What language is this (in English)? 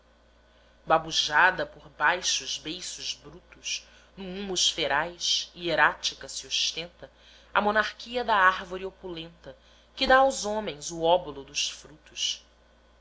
Portuguese